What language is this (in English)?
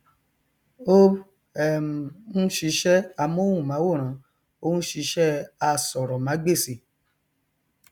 Yoruba